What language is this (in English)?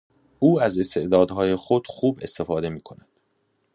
Persian